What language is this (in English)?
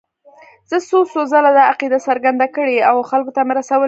Pashto